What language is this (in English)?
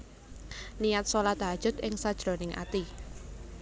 Javanese